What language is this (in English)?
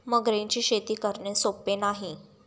Marathi